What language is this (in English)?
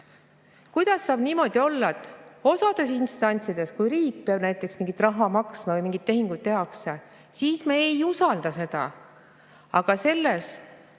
Estonian